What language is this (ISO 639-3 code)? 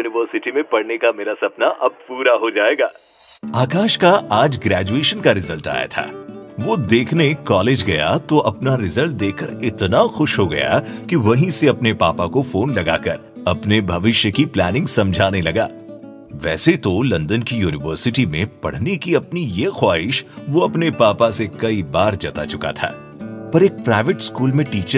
hin